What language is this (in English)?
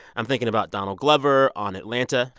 English